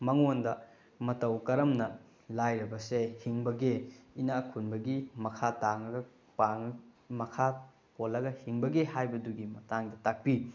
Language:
Manipuri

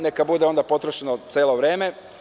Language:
Serbian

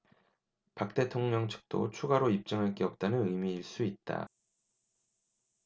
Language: Korean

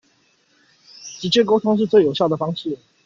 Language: Chinese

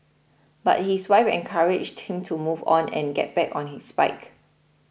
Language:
English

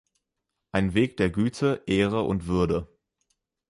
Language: German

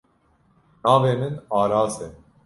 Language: Kurdish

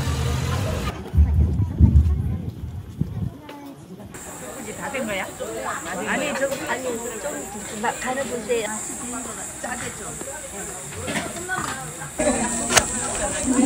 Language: Korean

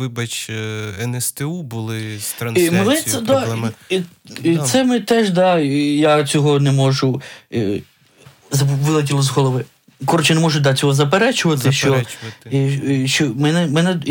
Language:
Ukrainian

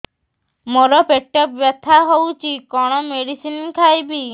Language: Odia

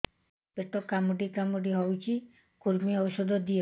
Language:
Odia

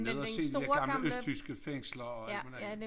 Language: Danish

